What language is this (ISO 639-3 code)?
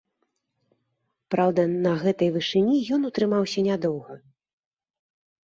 bel